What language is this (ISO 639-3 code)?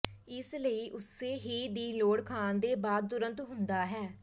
pan